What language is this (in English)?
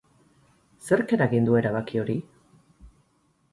Basque